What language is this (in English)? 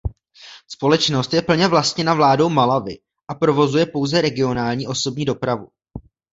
Czech